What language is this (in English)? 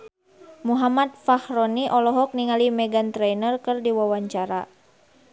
Sundanese